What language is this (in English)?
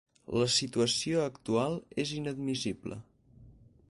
Catalan